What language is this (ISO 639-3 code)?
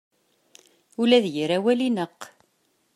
kab